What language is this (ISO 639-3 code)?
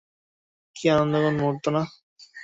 ben